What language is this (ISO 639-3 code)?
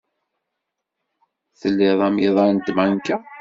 kab